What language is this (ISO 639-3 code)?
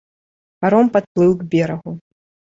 bel